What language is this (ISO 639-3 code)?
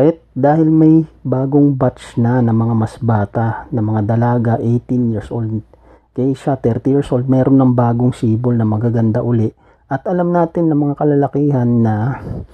fil